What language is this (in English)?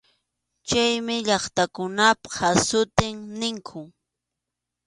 Arequipa-La Unión Quechua